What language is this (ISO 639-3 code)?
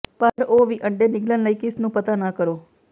pan